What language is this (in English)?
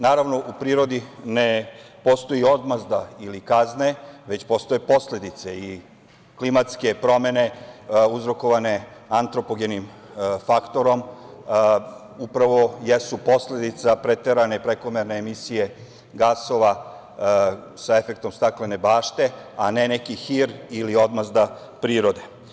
Serbian